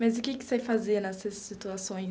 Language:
Portuguese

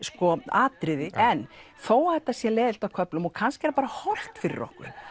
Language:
Icelandic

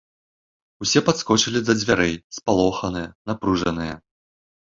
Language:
Belarusian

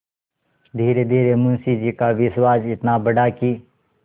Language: Hindi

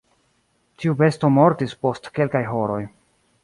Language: Esperanto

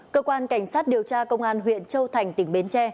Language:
Vietnamese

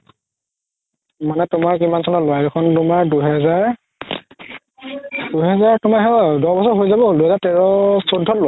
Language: Assamese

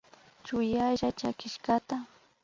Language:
Imbabura Highland Quichua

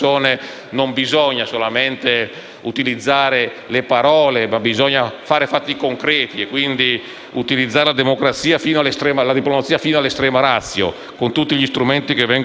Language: Italian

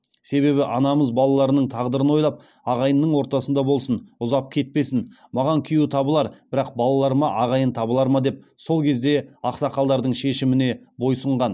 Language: Kazakh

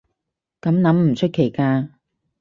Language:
Cantonese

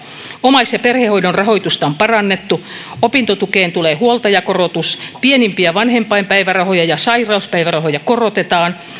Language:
Finnish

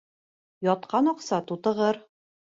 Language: Bashkir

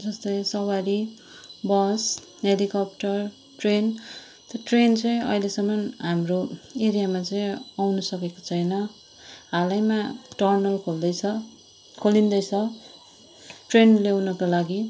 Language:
Nepali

